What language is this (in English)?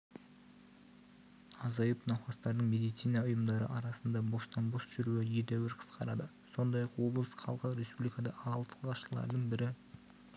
Kazakh